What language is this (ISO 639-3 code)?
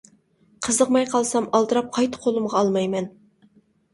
uig